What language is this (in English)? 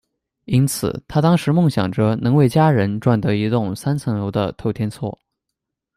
Chinese